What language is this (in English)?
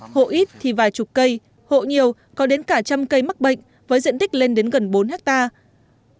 Vietnamese